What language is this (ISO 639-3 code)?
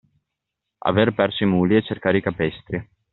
ita